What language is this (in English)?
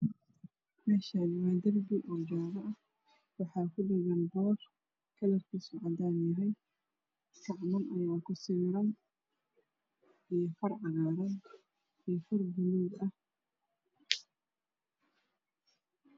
Somali